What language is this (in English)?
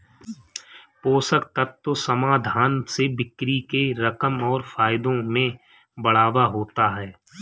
Hindi